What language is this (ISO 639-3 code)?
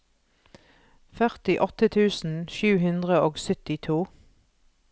nor